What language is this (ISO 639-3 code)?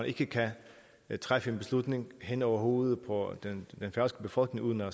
dan